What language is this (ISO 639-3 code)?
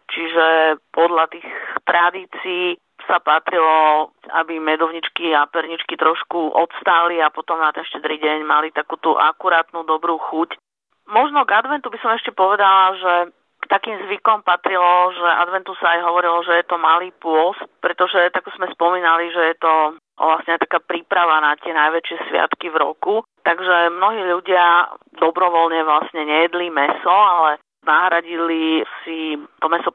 slk